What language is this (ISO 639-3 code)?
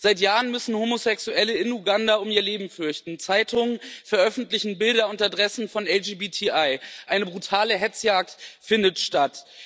deu